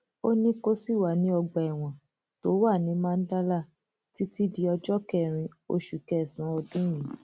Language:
Yoruba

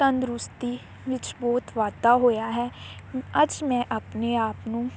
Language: Punjabi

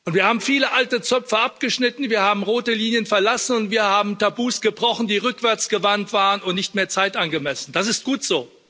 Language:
German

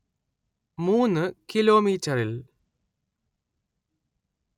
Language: Malayalam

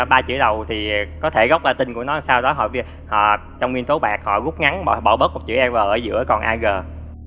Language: Vietnamese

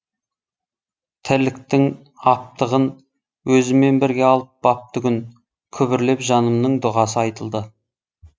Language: Kazakh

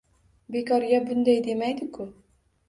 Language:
Uzbek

